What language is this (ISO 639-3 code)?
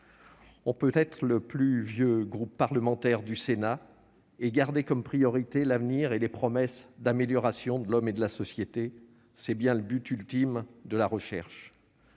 fra